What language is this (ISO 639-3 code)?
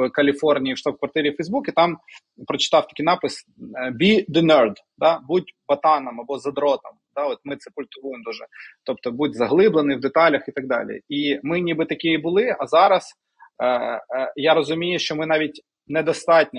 ukr